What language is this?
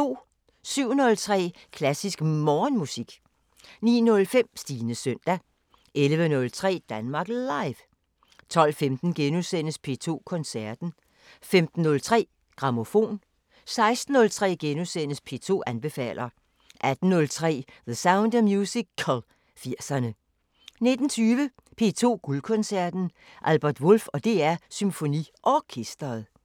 Danish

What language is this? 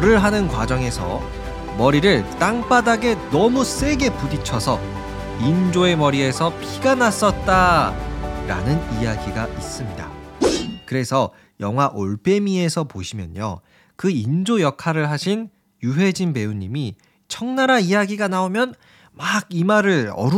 Korean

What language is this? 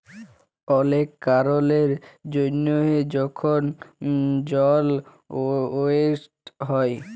Bangla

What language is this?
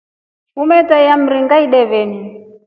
Rombo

